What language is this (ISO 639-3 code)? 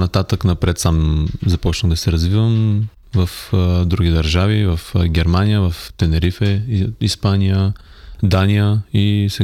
bul